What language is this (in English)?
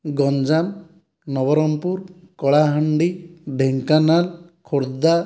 Odia